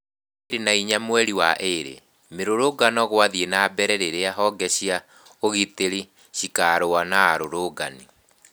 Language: Kikuyu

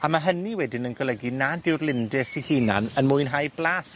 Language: Welsh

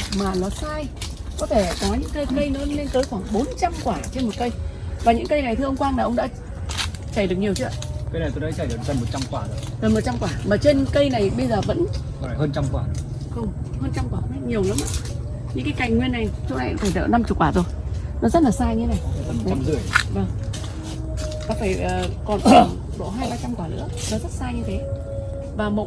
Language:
Vietnamese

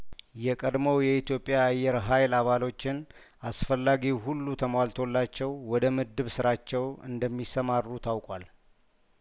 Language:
Amharic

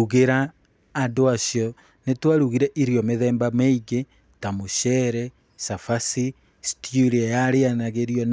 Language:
Kikuyu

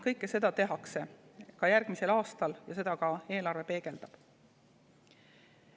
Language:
Estonian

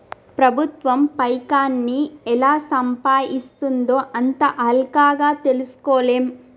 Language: Telugu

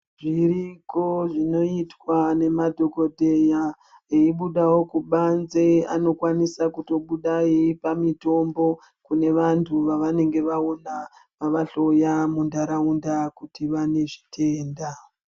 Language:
Ndau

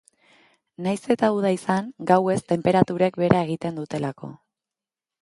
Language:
Basque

